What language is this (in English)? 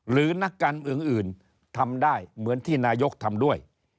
Thai